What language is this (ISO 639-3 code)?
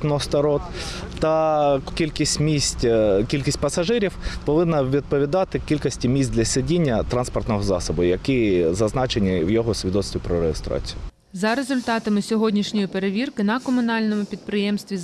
ukr